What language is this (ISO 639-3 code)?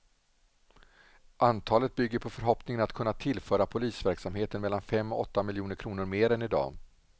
swe